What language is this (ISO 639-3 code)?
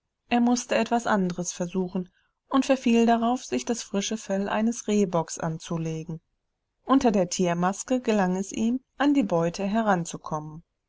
deu